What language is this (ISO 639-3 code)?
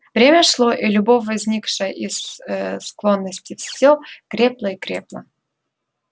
rus